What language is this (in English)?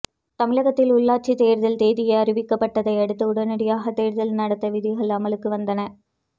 Tamil